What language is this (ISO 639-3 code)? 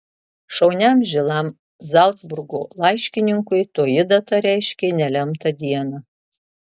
lit